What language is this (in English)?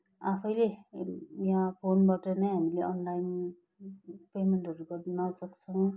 Nepali